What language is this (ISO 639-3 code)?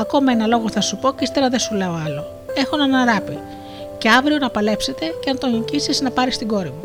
ell